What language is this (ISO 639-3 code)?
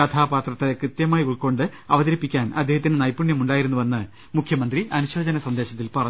mal